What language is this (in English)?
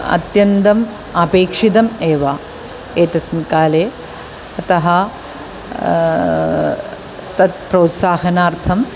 Sanskrit